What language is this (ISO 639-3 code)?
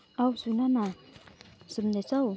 nep